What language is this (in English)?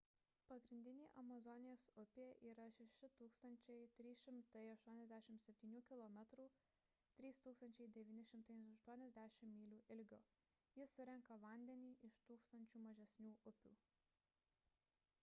Lithuanian